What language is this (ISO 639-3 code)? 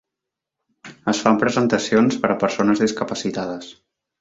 cat